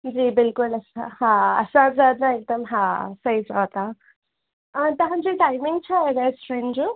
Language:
Sindhi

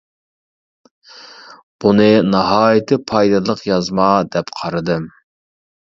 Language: Uyghur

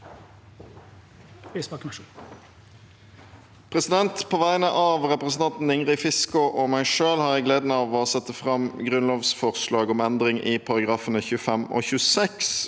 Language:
Norwegian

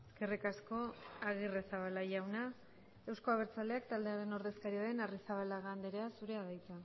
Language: Basque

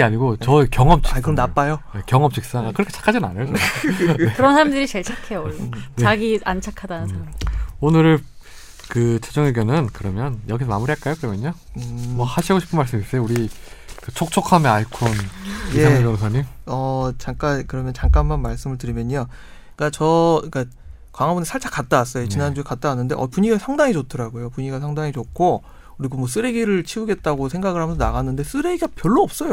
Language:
Korean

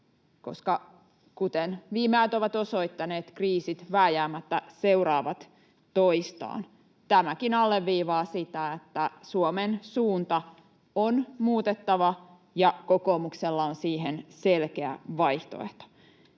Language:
Finnish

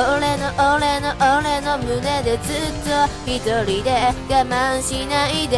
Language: Thai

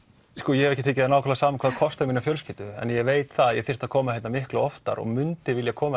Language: Icelandic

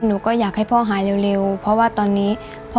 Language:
Thai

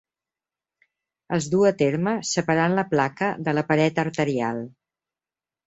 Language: Catalan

